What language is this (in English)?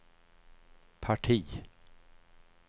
Swedish